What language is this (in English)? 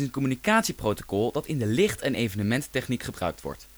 Dutch